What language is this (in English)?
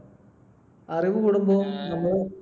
Malayalam